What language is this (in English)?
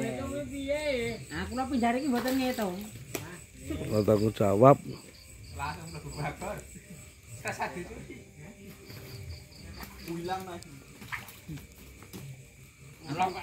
Indonesian